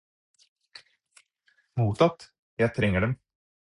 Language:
Norwegian Bokmål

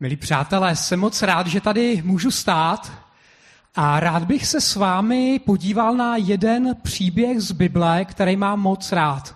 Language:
Czech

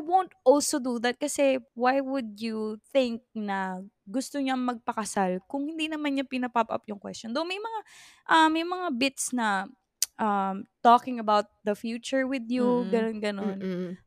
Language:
Filipino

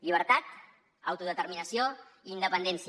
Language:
Catalan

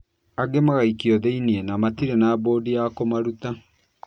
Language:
Kikuyu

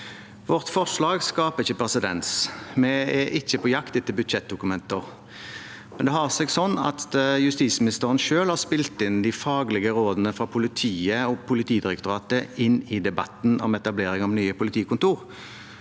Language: Norwegian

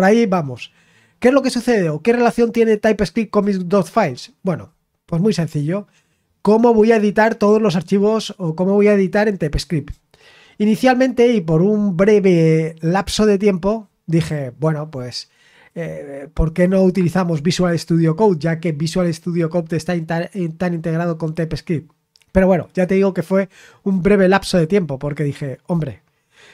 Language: Spanish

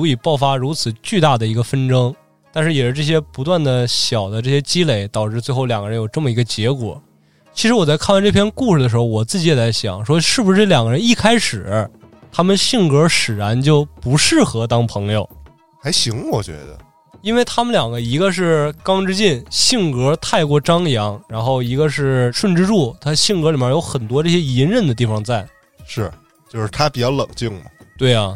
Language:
Chinese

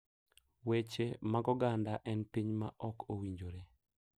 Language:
Luo (Kenya and Tanzania)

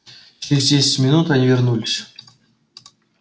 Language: Russian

